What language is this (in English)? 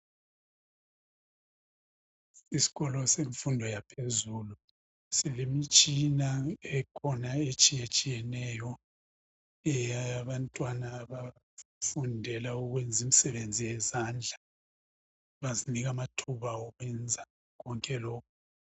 North Ndebele